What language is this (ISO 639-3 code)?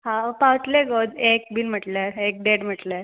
kok